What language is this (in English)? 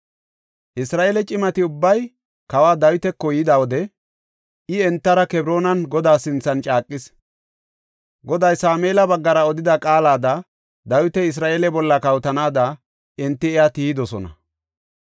Gofa